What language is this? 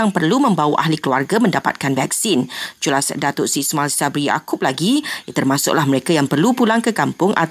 Malay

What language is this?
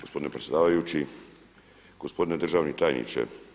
Croatian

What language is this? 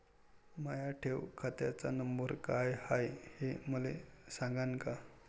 Marathi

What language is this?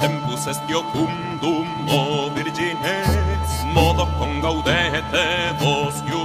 Slovak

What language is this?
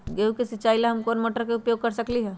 Magahi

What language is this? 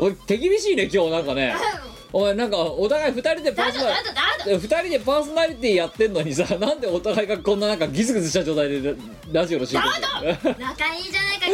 Japanese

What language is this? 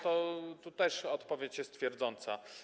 Polish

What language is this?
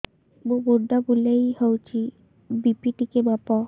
Odia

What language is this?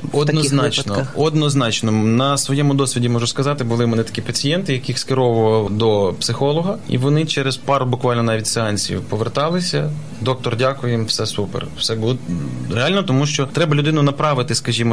Ukrainian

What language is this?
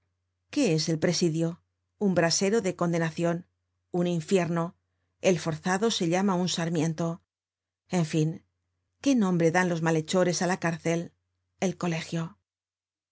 Spanish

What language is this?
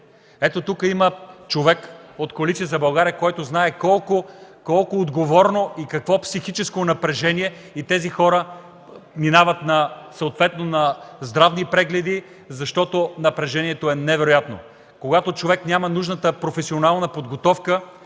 Bulgarian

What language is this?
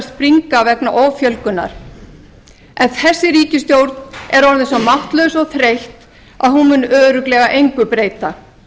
Icelandic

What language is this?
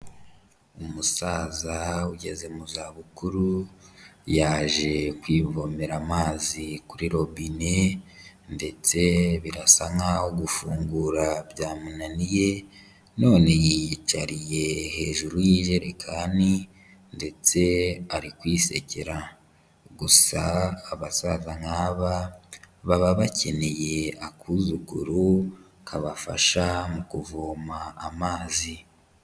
Kinyarwanda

